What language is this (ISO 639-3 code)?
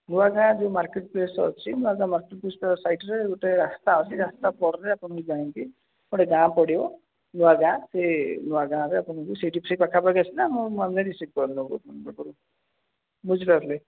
ori